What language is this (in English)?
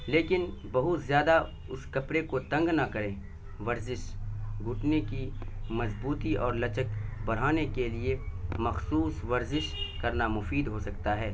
Urdu